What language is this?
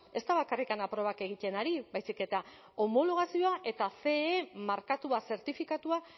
Basque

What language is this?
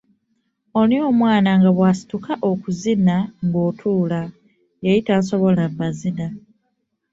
Ganda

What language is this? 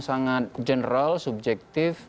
Indonesian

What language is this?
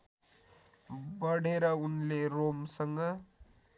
Nepali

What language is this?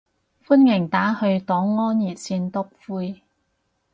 Cantonese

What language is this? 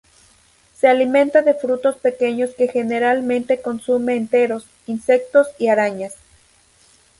Spanish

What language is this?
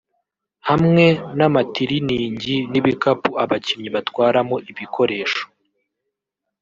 Kinyarwanda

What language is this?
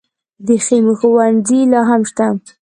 Pashto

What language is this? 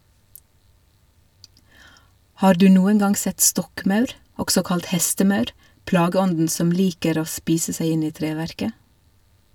Norwegian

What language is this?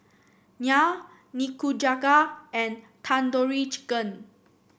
English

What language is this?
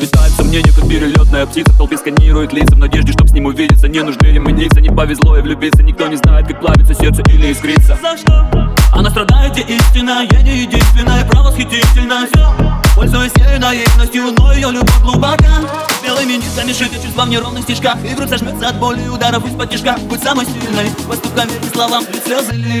Ukrainian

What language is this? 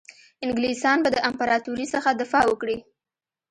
Pashto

